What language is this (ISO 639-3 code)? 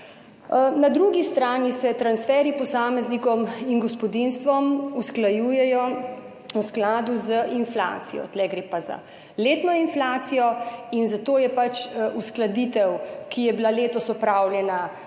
slv